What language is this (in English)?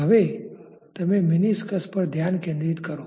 Gujarati